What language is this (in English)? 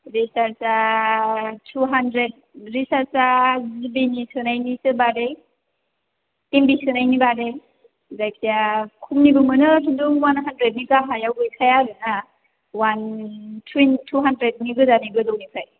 Bodo